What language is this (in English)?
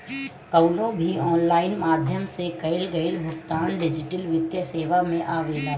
Bhojpuri